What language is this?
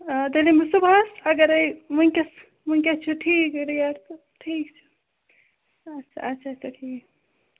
Kashmiri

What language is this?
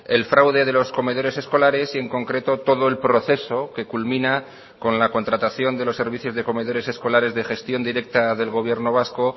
Spanish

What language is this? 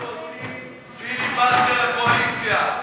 Hebrew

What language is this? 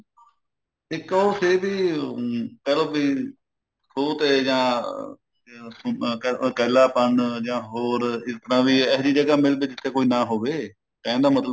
Punjabi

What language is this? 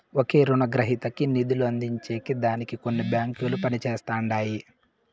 Telugu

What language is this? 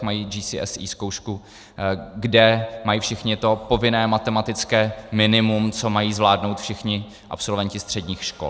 Czech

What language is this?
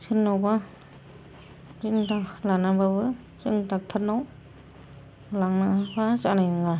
Bodo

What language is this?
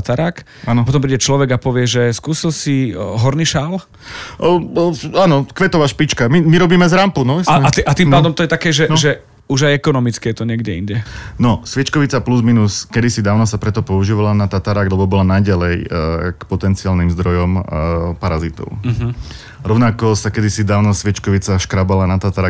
Slovak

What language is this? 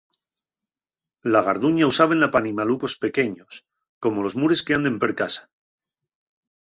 Asturian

